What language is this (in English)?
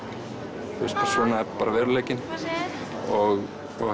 Icelandic